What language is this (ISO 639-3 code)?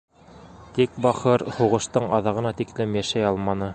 bak